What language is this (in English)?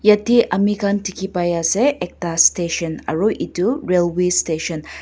Naga Pidgin